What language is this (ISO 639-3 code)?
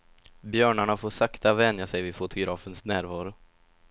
swe